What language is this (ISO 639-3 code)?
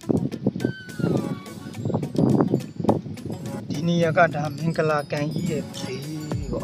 tha